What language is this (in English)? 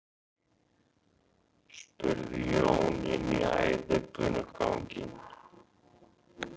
Icelandic